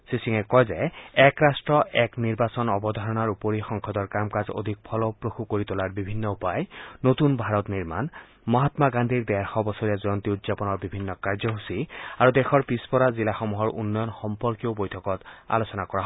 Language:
Assamese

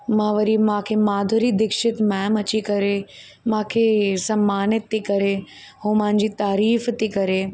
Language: Sindhi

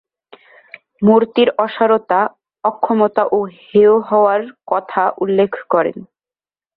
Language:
Bangla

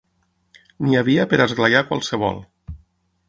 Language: Catalan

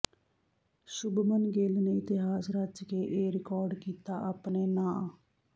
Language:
Punjabi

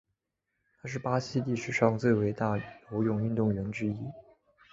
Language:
Chinese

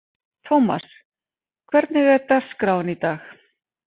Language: Icelandic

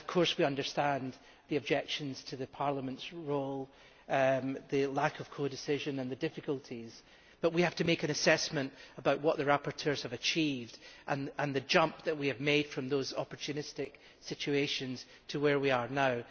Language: English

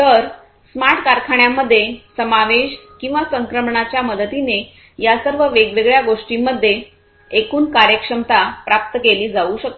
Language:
Marathi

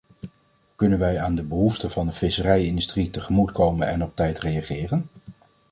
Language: Dutch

